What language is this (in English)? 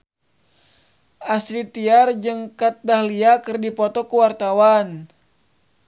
Sundanese